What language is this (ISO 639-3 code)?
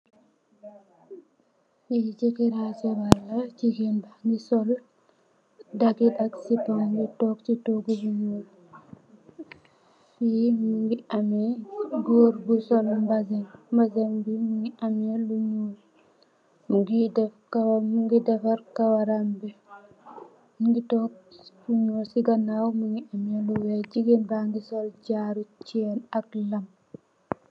wol